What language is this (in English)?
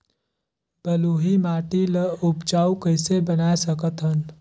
Chhattisgarhi